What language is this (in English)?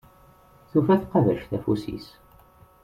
Kabyle